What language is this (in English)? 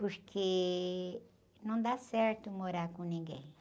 Portuguese